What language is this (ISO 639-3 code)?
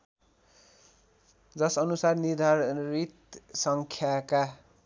nep